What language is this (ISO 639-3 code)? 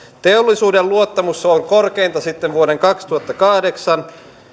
fin